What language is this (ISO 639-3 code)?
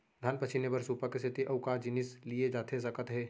hne